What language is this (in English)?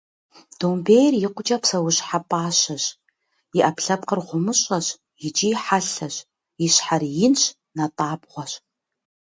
Kabardian